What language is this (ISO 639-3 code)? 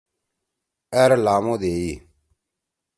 trw